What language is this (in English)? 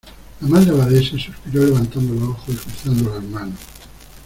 Spanish